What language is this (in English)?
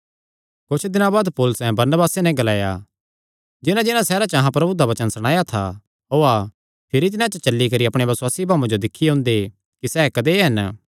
Kangri